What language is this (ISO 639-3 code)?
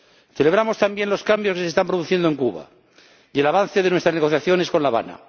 spa